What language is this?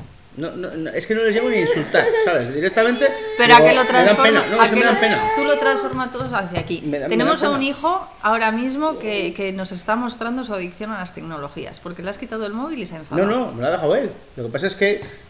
Spanish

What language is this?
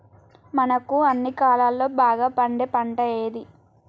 Telugu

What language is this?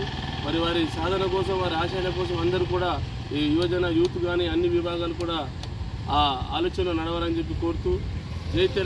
Telugu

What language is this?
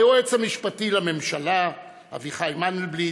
Hebrew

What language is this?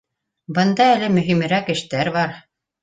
Bashkir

